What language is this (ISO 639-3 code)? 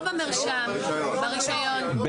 heb